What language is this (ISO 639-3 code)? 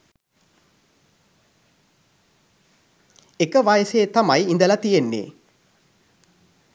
sin